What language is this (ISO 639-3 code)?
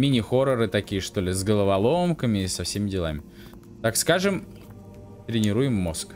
rus